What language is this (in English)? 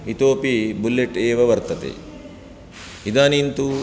Sanskrit